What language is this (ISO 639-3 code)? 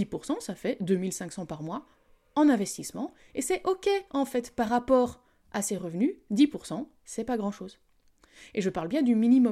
fra